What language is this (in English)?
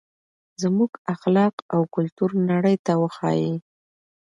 Pashto